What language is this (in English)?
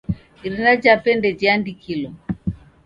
Taita